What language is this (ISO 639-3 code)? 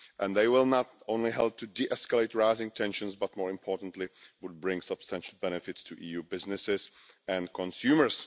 eng